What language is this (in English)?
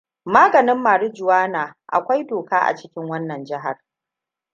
Hausa